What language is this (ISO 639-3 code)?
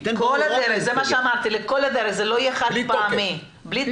heb